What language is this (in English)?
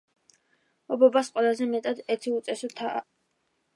Georgian